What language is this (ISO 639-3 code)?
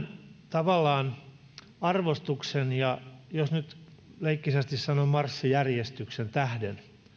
fin